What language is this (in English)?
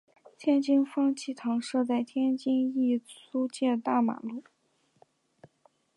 Chinese